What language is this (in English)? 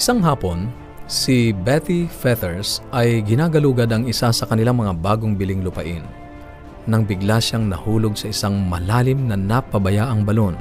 Filipino